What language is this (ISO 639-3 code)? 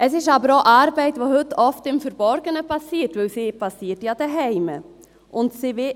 gsw